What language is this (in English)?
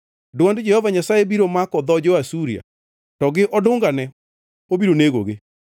Luo (Kenya and Tanzania)